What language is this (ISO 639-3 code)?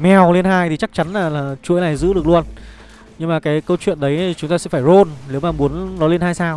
vie